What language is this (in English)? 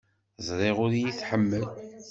Kabyle